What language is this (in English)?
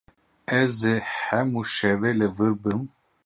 Kurdish